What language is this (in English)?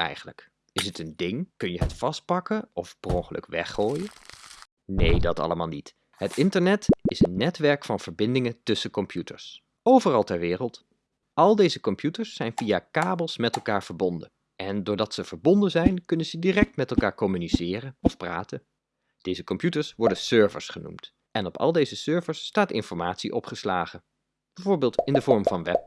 Dutch